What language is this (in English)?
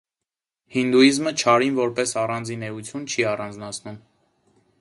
Armenian